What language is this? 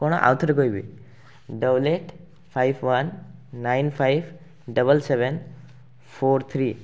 Odia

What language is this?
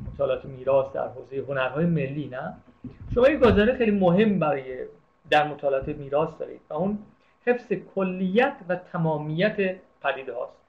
Persian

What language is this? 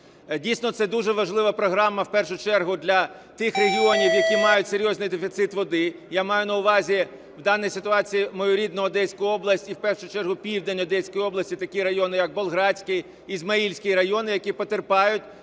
Ukrainian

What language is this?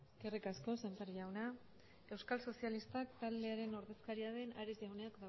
Basque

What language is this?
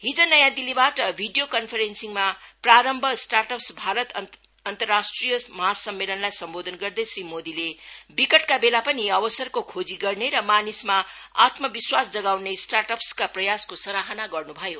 Nepali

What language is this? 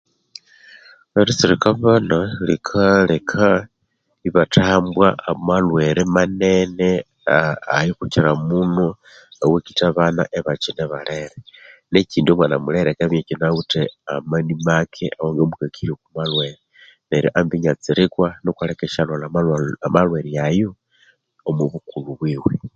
Konzo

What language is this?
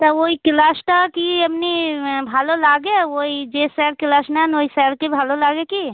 Bangla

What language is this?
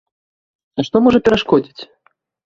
Belarusian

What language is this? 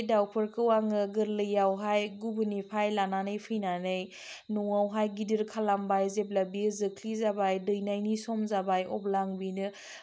Bodo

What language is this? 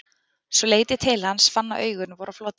Icelandic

